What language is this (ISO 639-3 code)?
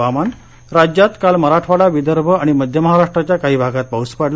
mar